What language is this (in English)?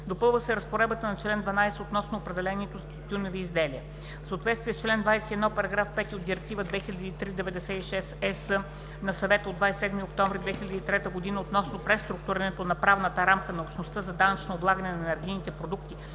Bulgarian